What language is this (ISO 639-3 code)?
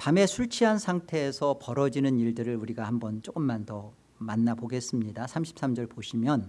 kor